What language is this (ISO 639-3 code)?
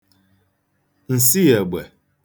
ibo